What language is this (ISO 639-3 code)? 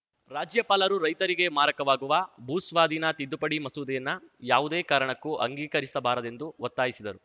kan